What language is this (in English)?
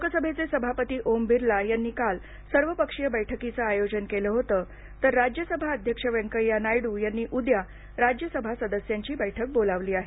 Marathi